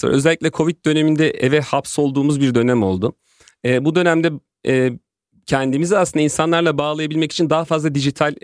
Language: Turkish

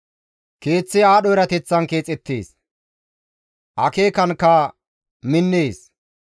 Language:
Gamo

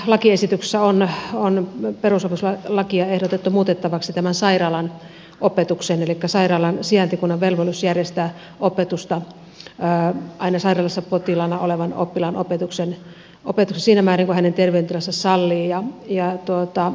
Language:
Finnish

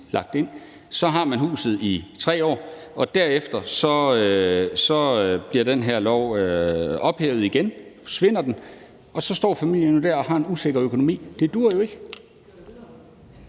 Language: Danish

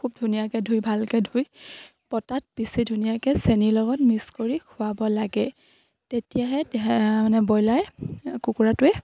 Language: Assamese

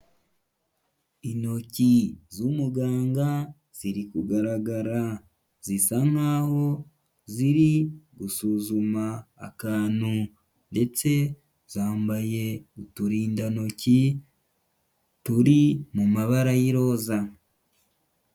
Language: Kinyarwanda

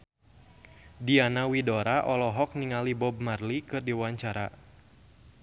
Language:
Sundanese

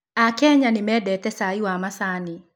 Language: Kikuyu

